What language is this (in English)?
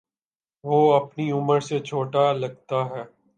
Urdu